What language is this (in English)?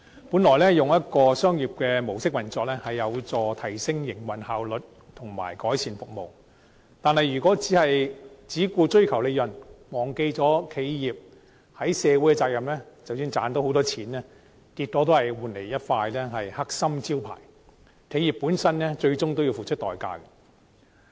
Cantonese